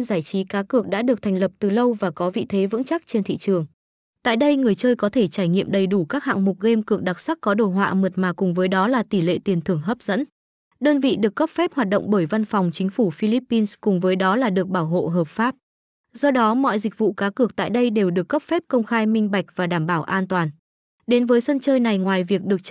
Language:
Vietnamese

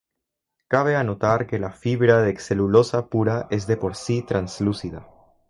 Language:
Spanish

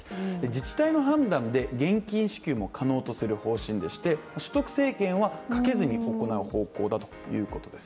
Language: Japanese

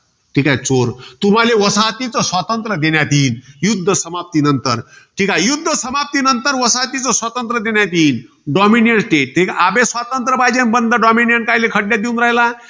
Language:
Marathi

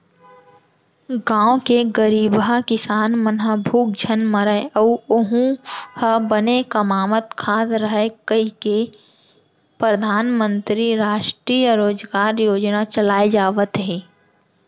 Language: Chhattisgarhi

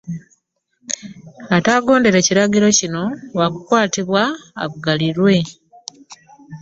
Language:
Ganda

